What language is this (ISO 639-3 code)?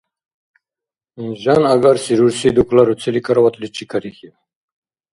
dar